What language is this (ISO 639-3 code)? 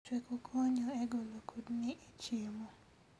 luo